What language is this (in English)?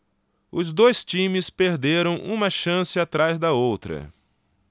Portuguese